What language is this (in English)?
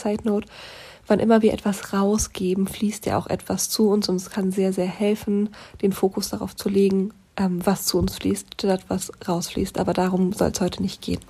German